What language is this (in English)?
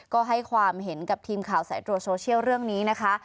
Thai